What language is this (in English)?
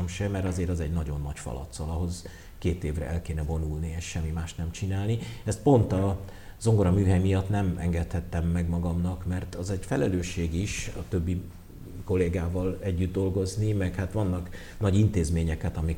Hungarian